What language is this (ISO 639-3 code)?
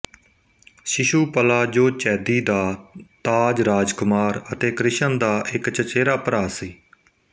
pan